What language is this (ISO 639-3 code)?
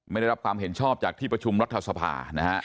tha